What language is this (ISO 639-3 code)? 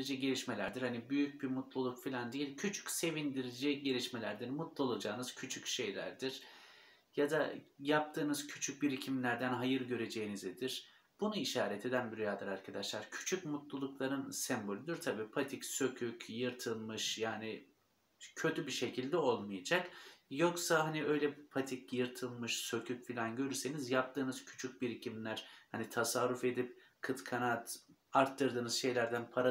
tur